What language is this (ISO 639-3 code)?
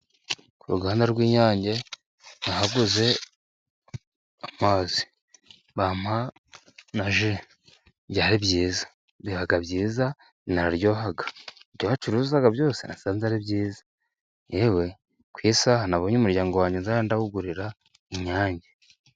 kin